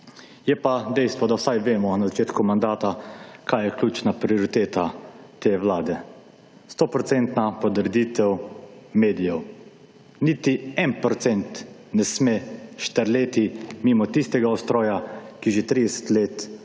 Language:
Slovenian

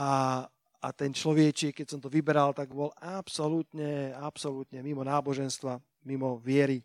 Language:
Slovak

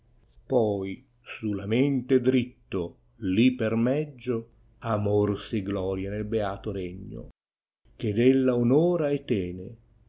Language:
Italian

